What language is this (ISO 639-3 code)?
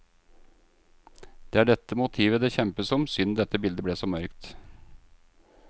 nor